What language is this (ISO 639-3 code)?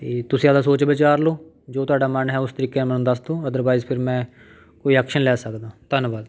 pan